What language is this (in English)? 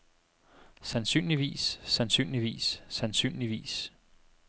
Danish